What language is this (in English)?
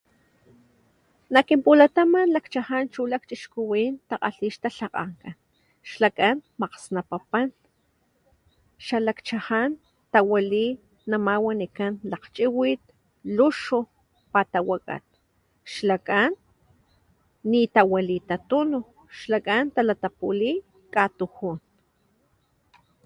Papantla Totonac